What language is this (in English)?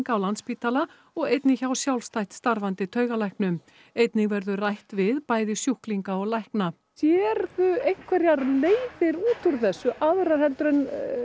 Icelandic